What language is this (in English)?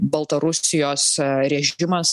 Lithuanian